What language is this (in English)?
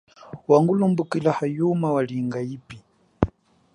Chokwe